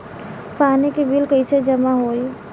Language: Bhojpuri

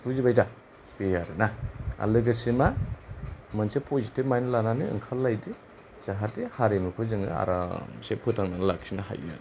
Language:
Bodo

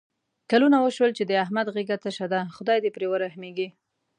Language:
Pashto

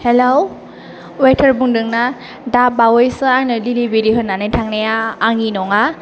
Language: Bodo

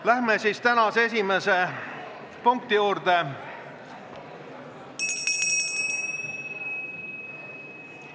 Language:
Estonian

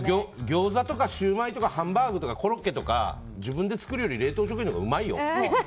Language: Japanese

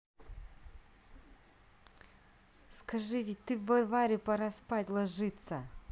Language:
Russian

